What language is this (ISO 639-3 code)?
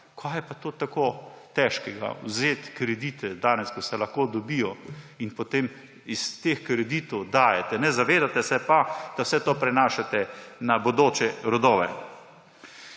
slv